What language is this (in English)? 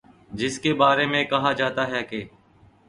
Urdu